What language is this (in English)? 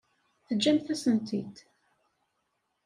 Kabyle